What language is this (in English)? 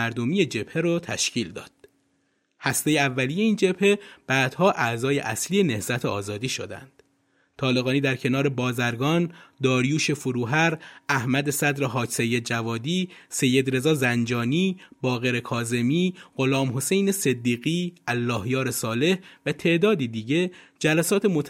Persian